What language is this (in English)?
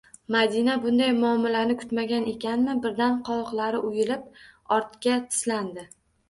Uzbek